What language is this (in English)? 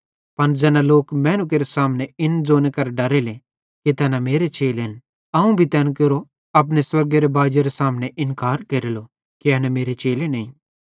Bhadrawahi